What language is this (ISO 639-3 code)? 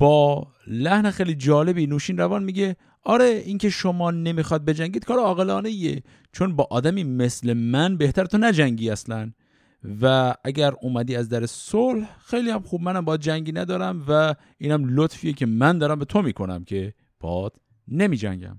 fas